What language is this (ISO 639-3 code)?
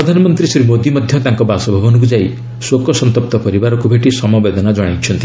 ori